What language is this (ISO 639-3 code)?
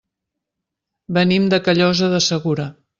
cat